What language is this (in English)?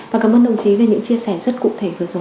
Vietnamese